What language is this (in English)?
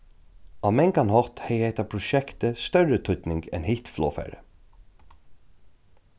Faroese